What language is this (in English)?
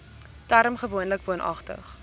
Afrikaans